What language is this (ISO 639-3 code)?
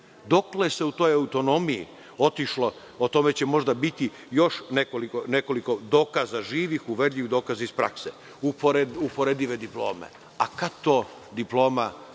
srp